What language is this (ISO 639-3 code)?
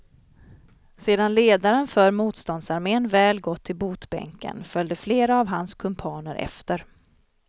swe